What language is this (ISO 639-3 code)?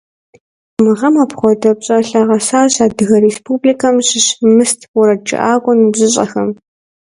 kbd